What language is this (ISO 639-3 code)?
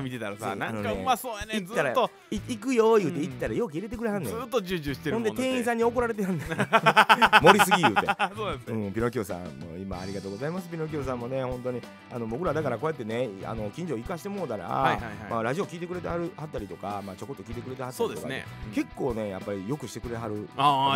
jpn